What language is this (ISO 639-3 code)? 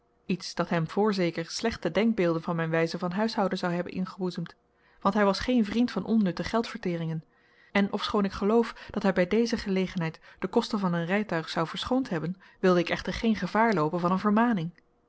nld